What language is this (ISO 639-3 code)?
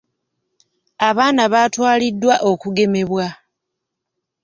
lug